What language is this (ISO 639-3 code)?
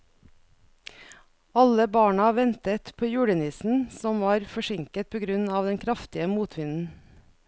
nor